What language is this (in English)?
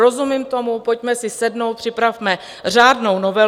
Czech